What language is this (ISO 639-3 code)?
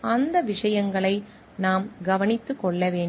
tam